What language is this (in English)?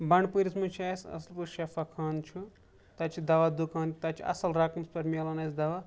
Kashmiri